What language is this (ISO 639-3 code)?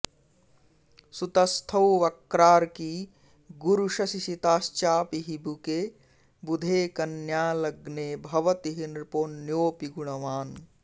san